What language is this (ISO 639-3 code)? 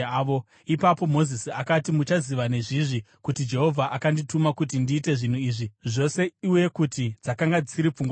sna